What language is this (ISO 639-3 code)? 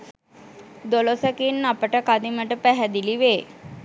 sin